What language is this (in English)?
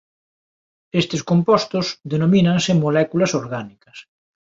Galician